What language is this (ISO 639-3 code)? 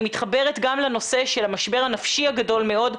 heb